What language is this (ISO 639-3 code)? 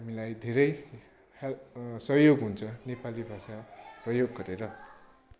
nep